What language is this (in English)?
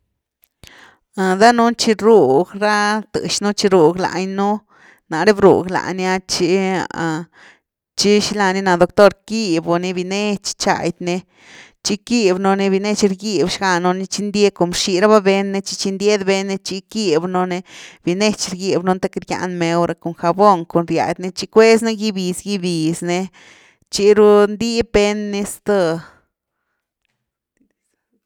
Güilá Zapotec